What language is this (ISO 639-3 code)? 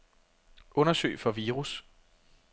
dan